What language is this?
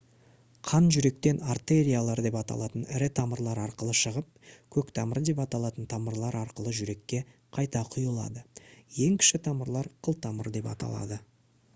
Kazakh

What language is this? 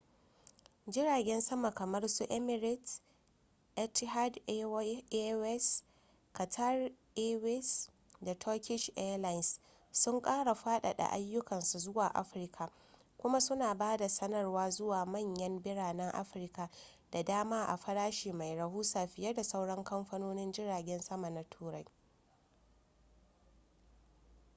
Hausa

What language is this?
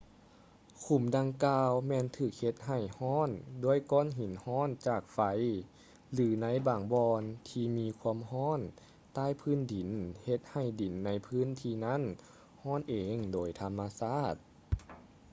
Lao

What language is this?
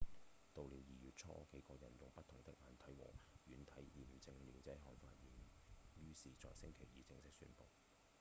Cantonese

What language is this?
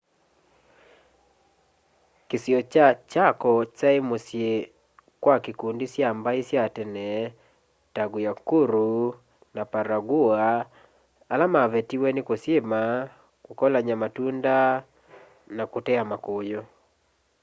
Kamba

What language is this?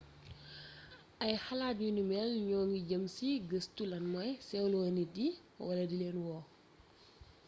Wolof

